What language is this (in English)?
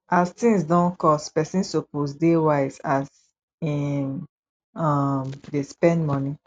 Nigerian Pidgin